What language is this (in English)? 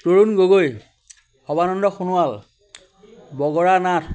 Assamese